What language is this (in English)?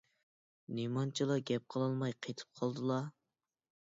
Uyghur